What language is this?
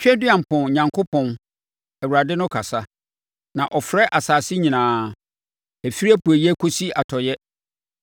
Akan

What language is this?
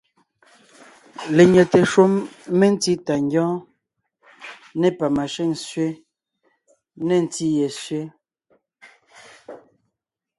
Ngiemboon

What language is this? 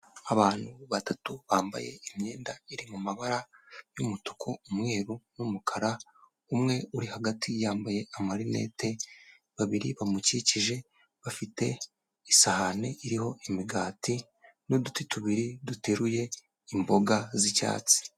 Kinyarwanda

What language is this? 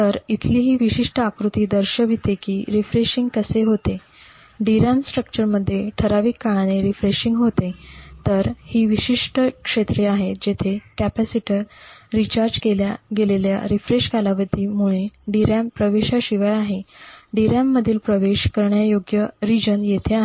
Marathi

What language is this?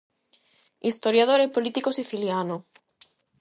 Galician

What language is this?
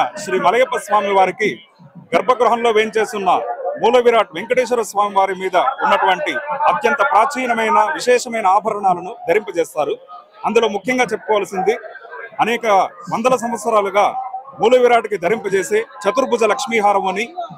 Telugu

